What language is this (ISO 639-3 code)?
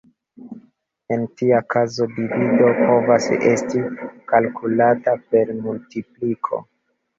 epo